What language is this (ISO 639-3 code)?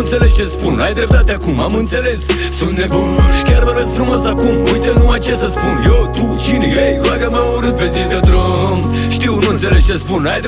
ron